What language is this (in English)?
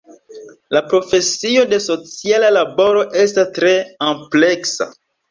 Esperanto